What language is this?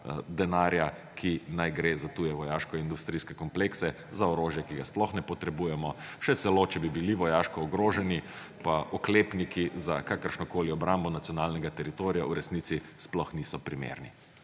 Slovenian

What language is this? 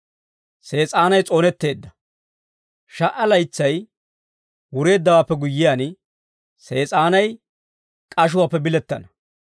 Dawro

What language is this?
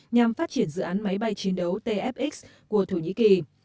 Vietnamese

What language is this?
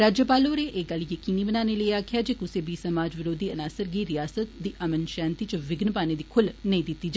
Dogri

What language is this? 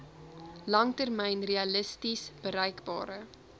Afrikaans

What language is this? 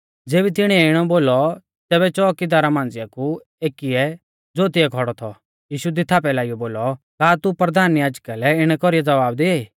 Mahasu Pahari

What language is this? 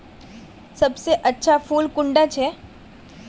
Magahi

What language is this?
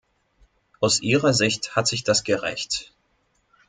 German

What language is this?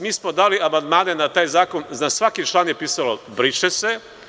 Serbian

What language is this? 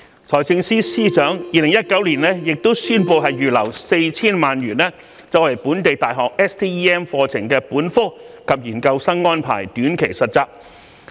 Cantonese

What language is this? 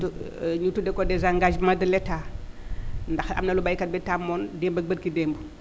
Wolof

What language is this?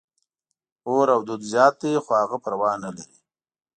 Pashto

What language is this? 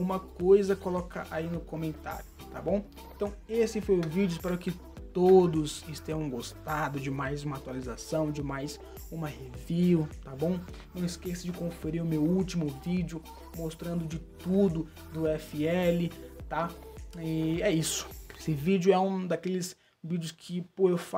Portuguese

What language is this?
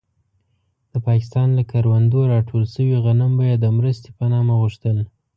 Pashto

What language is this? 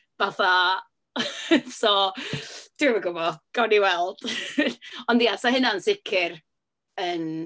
Welsh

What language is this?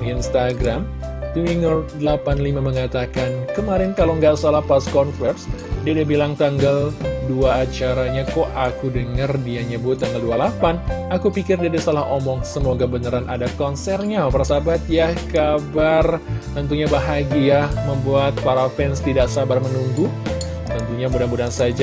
Indonesian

